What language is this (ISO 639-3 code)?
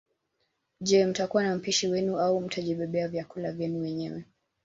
swa